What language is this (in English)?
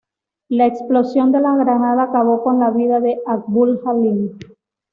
Spanish